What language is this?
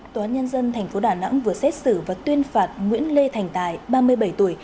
Vietnamese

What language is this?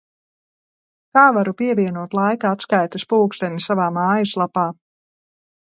Latvian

